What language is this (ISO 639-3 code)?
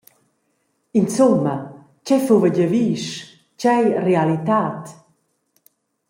roh